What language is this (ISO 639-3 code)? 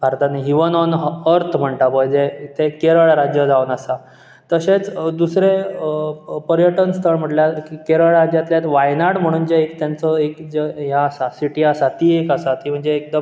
kok